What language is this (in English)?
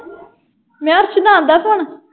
Punjabi